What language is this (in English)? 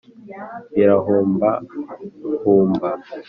Kinyarwanda